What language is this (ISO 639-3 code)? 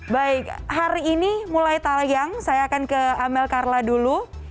ind